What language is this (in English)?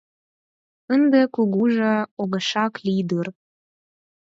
Mari